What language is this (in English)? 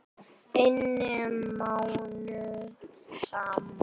Icelandic